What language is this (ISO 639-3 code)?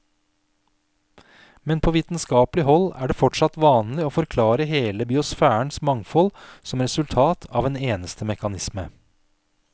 nor